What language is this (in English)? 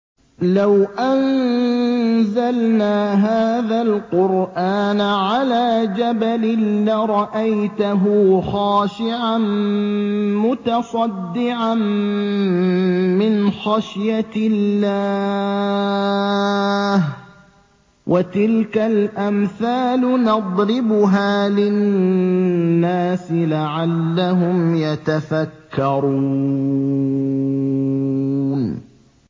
Arabic